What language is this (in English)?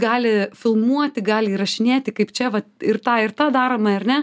Lithuanian